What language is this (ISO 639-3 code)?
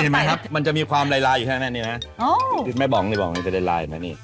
tha